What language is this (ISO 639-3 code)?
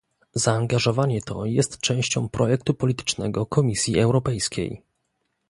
pol